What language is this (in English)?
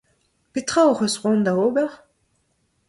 Breton